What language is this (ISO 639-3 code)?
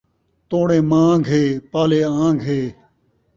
skr